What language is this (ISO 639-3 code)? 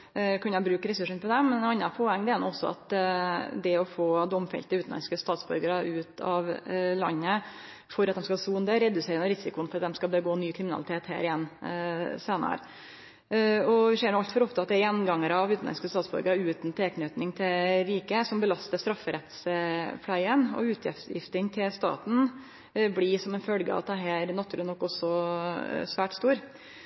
nno